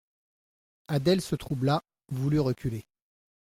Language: French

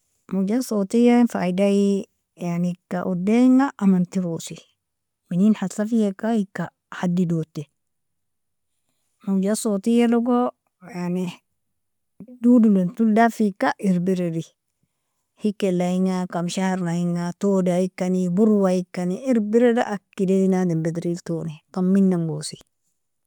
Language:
Nobiin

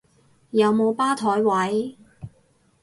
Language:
Cantonese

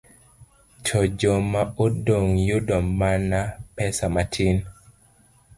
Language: Luo (Kenya and Tanzania)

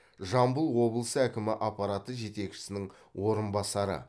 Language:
Kazakh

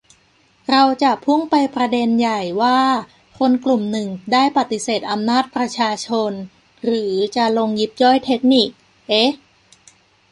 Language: Thai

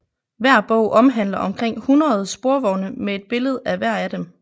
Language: Danish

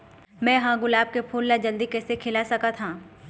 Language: Chhattisgarhi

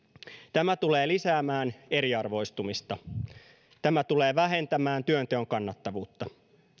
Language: Finnish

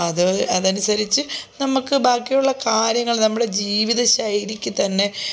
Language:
Malayalam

